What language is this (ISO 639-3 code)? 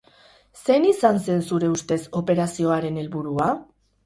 eus